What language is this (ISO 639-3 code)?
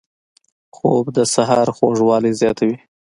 pus